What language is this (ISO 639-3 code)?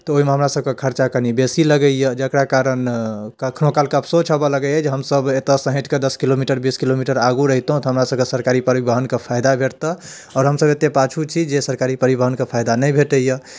mai